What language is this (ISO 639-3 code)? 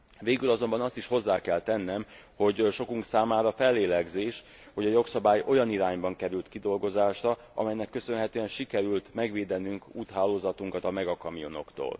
hun